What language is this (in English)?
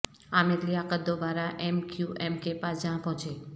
Urdu